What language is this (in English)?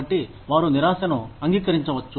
Telugu